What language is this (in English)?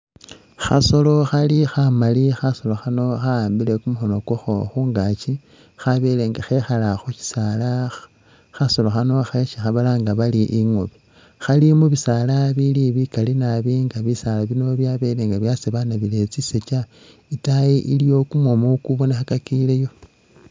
Masaaba